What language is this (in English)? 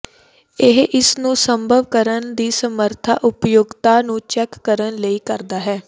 Punjabi